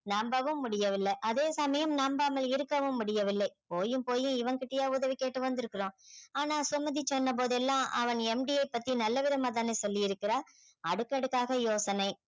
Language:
Tamil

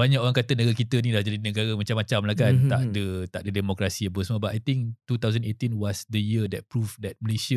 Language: Malay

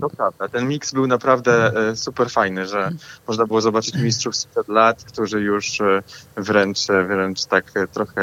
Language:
Polish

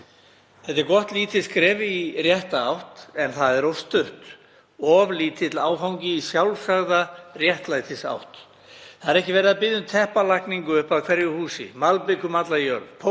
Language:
Icelandic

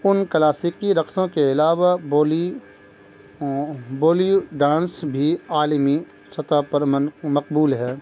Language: Urdu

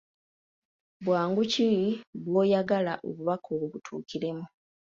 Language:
Ganda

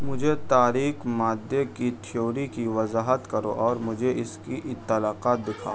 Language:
Urdu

